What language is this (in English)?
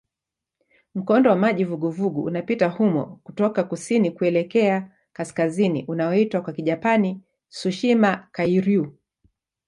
Swahili